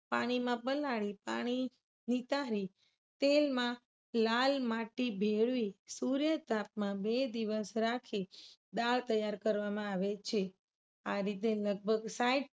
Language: Gujarati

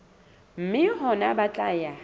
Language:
Southern Sotho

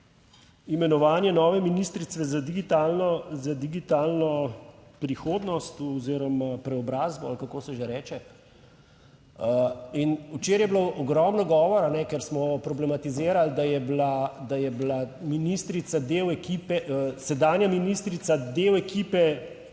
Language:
Slovenian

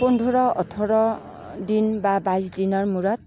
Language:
Assamese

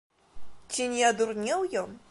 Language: Belarusian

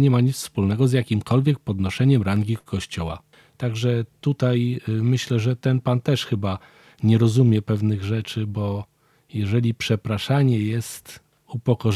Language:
Polish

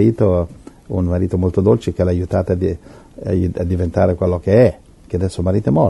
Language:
Italian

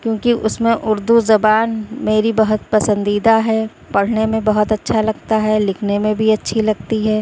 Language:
Urdu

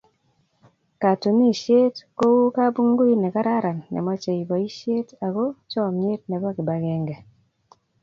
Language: Kalenjin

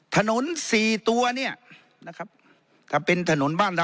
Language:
Thai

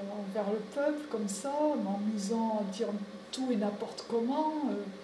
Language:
French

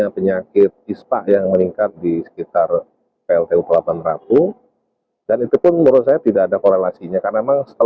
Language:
Indonesian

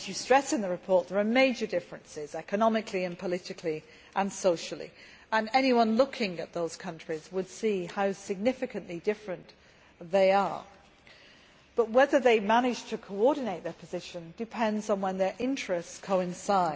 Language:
English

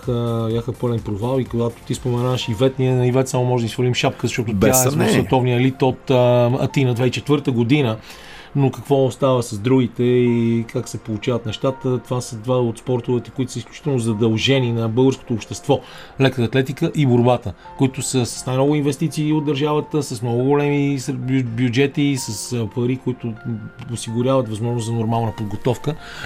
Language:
Bulgarian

